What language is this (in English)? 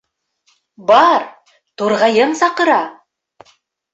Bashkir